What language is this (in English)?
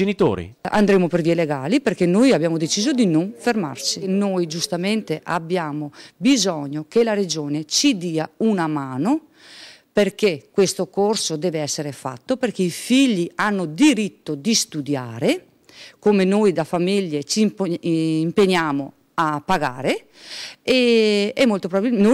Italian